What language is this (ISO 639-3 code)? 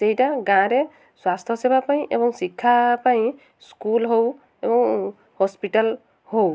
ori